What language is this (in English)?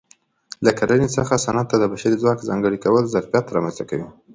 Pashto